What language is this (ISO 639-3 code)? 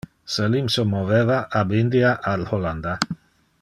ina